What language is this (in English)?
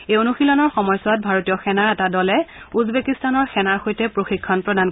Assamese